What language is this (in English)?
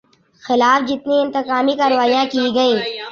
Urdu